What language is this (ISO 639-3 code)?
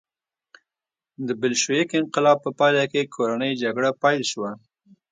pus